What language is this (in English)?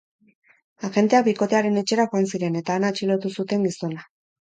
Basque